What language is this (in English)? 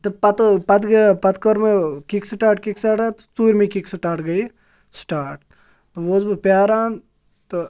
Kashmiri